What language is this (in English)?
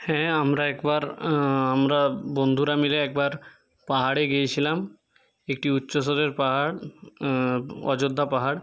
Bangla